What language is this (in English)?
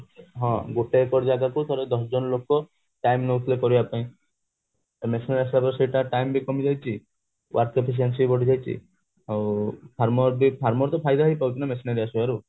Odia